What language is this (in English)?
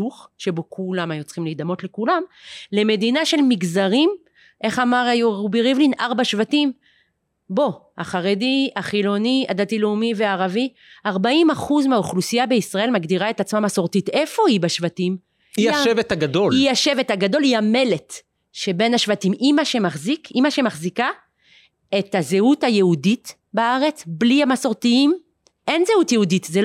Hebrew